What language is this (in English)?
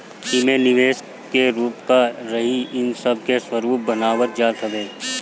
Bhojpuri